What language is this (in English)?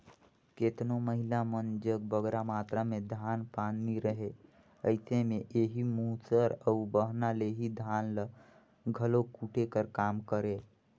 Chhattisgarhi